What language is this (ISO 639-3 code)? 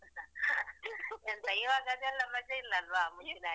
kan